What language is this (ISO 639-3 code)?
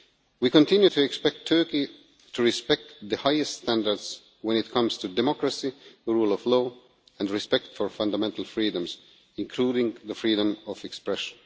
eng